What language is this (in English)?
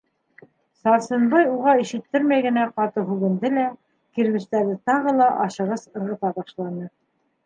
Bashkir